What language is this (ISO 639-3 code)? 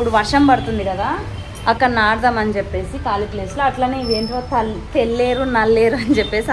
tel